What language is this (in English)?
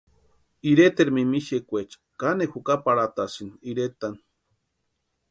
Western Highland Purepecha